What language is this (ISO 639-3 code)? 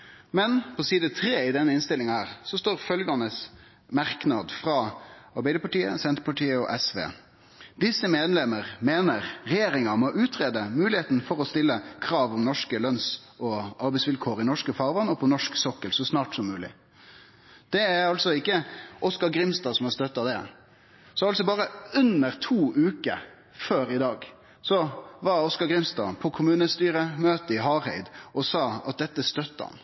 nno